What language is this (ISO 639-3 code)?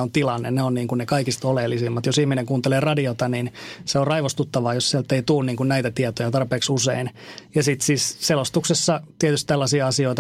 fin